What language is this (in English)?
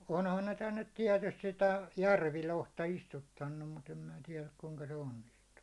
Finnish